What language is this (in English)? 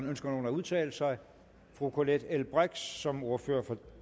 Danish